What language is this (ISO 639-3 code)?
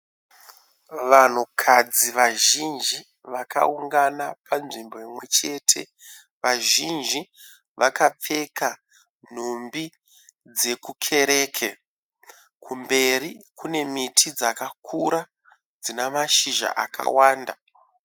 sna